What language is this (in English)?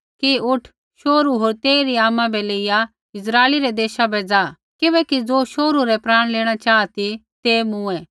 Kullu Pahari